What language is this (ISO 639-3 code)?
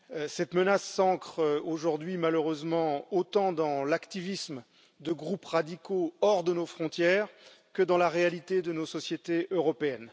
fra